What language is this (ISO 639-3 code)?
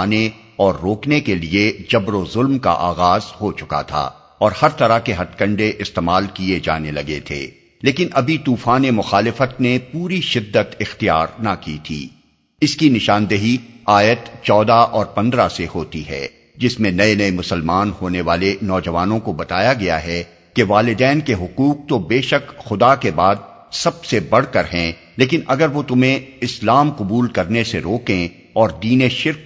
urd